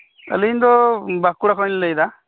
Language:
Santali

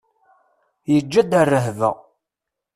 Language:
Kabyle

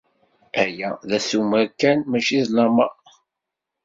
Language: Kabyle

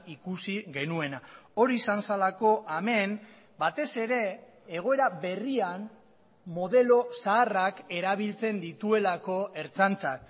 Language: Basque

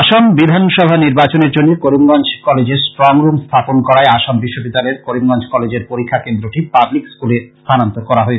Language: Bangla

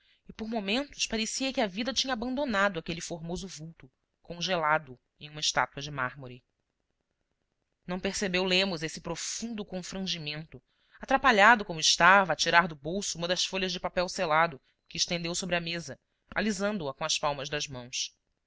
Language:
Portuguese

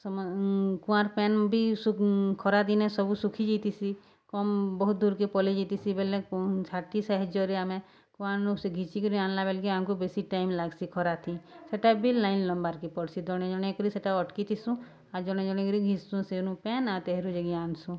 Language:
Odia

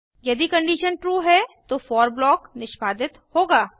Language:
Hindi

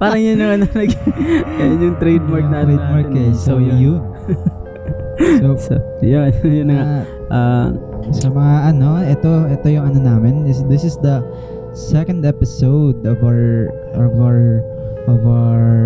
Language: Filipino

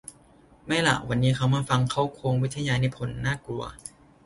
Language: Thai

